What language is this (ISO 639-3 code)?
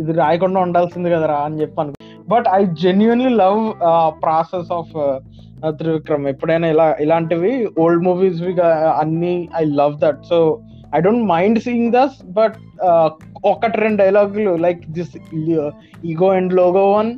tel